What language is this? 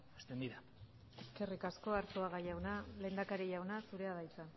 Basque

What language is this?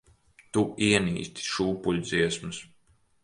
Latvian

